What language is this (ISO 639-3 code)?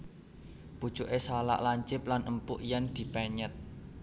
jav